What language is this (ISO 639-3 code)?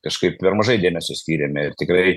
lit